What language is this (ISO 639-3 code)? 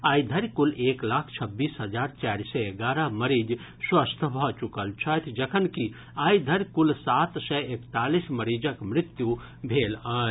mai